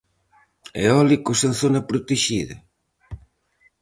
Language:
Galician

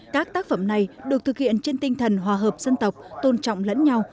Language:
Vietnamese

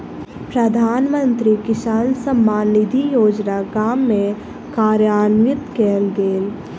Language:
Maithili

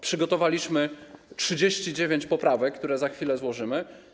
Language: Polish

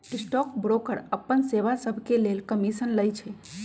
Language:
Magahi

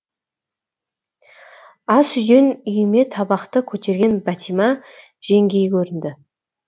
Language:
Kazakh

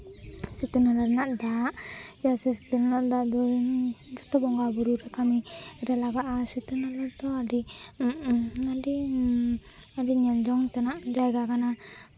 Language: Santali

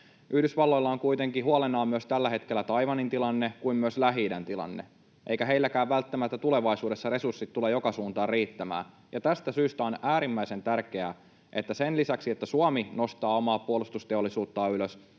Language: Finnish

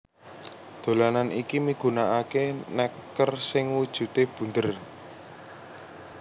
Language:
Javanese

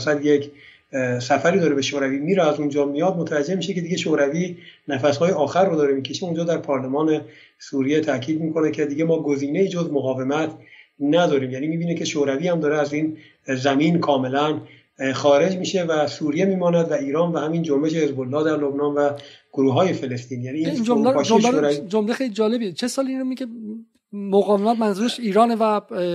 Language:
Persian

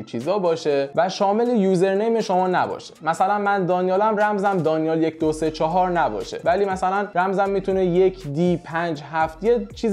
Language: Persian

